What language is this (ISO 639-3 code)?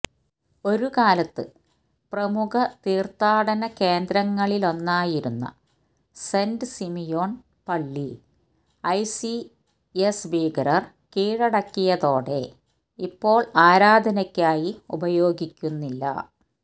mal